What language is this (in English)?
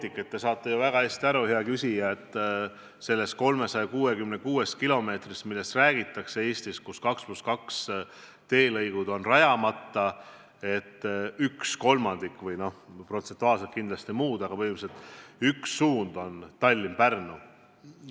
Estonian